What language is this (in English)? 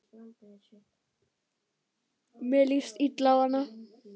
Icelandic